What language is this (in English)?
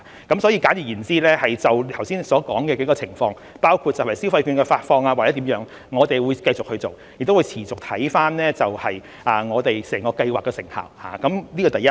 Cantonese